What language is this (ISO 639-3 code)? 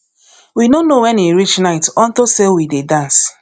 pcm